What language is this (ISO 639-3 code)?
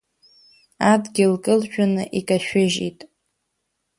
abk